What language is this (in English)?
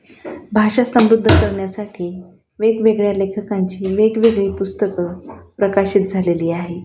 Marathi